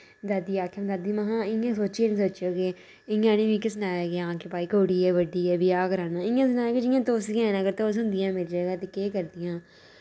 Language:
Dogri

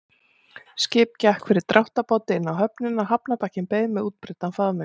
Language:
Icelandic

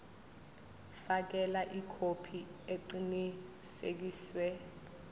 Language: Zulu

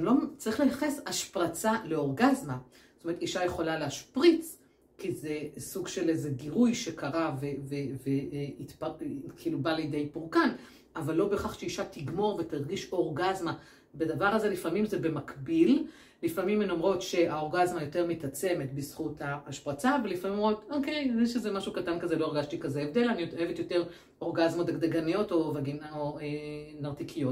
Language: Hebrew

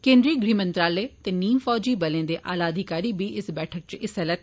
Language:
Dogri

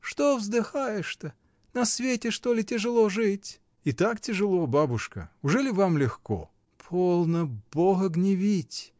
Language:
Russian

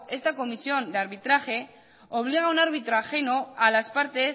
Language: Spanish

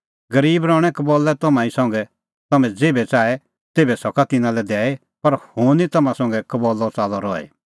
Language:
Kullu Pahari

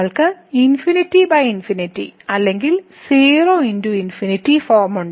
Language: Malayalam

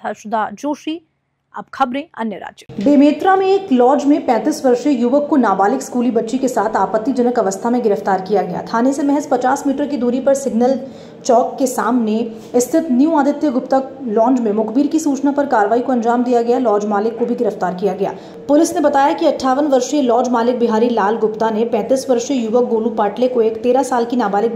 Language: Hindi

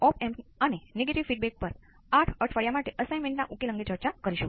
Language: Gujarati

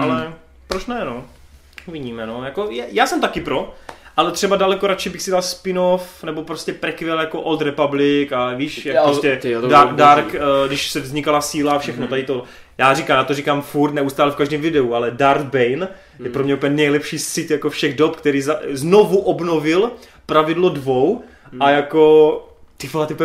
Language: Czech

